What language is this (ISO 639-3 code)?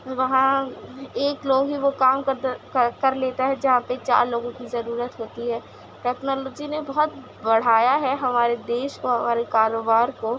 urd